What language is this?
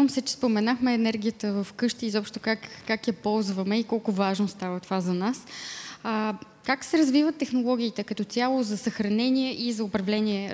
Bulgarian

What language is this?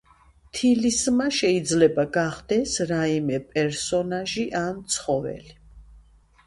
Georgian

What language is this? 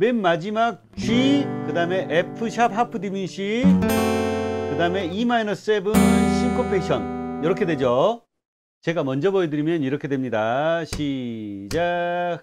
Korean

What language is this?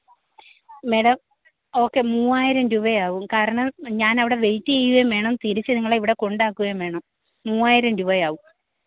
Malayalam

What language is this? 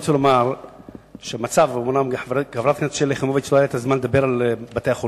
Hebrew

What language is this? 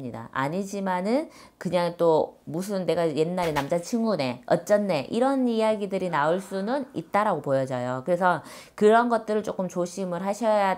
Korean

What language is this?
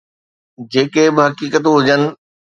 Sindhi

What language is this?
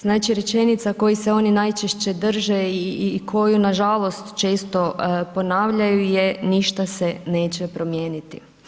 Croatian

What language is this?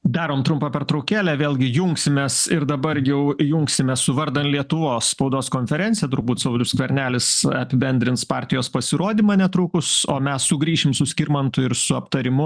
Lithuanian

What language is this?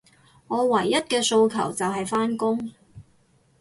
Cantonese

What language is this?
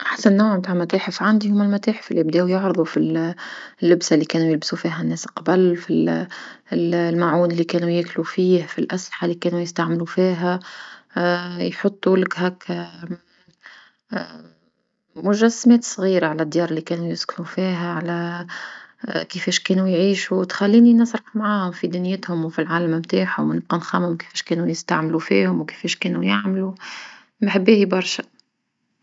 Tunisian Arabic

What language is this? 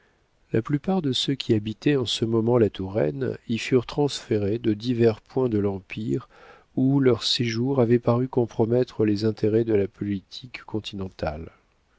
French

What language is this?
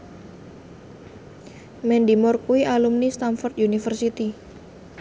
Javanese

